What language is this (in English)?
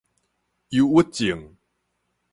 Min Nan Chinese